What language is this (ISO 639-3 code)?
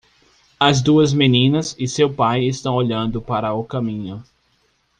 por